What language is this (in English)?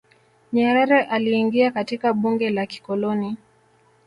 Swahili